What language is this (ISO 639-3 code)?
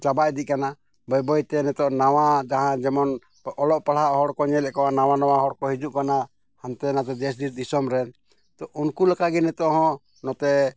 sat